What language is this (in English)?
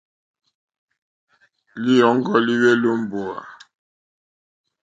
Mokpwe